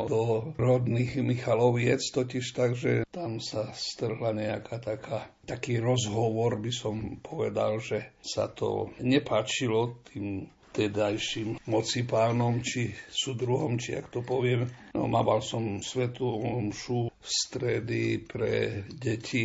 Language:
Slovak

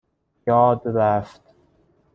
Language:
Persian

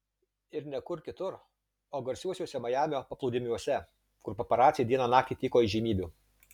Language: Lithuanian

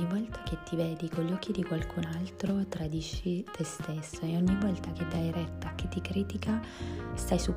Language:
Italian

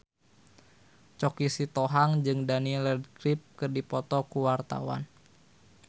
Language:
Sundanese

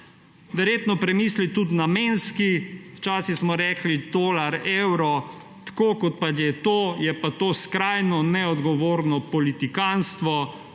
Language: Slovenian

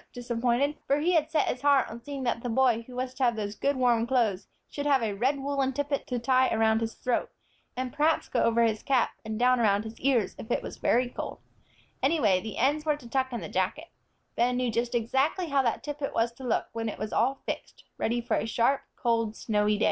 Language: English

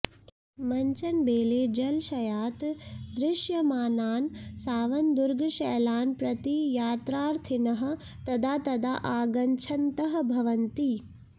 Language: Sanskrit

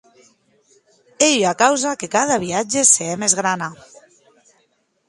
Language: Occitan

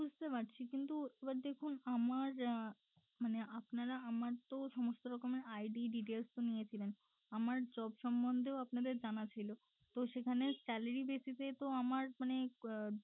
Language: Bangla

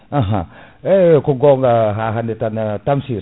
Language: Fula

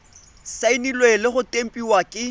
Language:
Tswana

